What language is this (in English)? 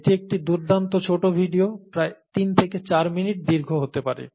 Bangla